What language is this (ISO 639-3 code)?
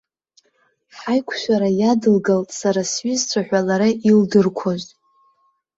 abk